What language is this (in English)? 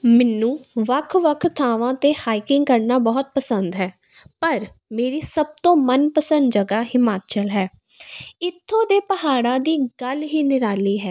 Punjabi